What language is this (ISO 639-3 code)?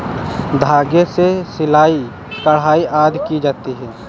hin